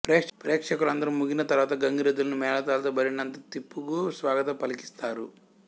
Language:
Telugu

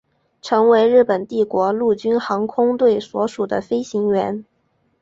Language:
Chinese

